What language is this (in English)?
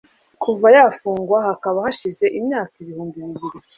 Kinyarwanda